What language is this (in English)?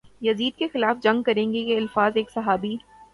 Urdu